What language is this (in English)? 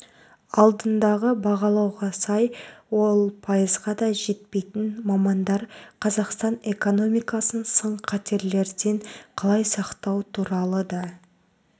Kazakh